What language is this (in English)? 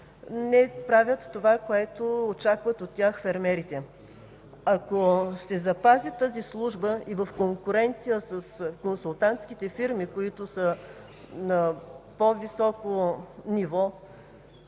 Bulgarian